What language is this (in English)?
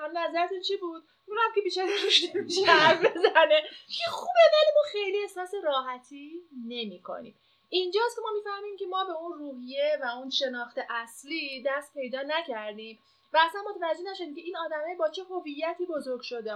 Persian